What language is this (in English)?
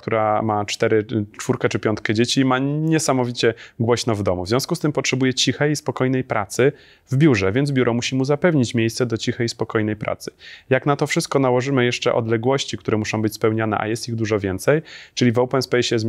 Polish